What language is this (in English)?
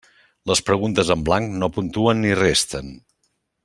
Catalan